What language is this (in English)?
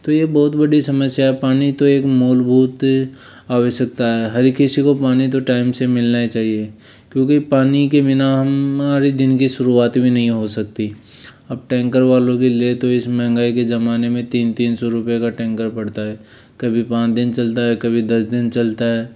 Hindi